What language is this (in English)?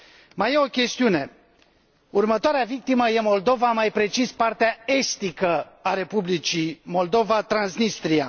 Romanian